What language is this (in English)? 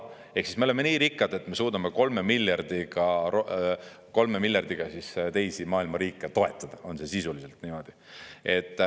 Estonian